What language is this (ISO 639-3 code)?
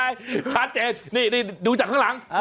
tha